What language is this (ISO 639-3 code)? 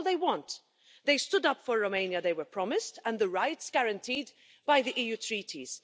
eng